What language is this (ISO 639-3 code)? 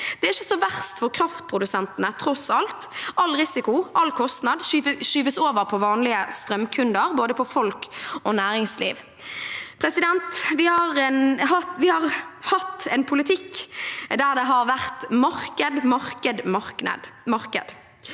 nor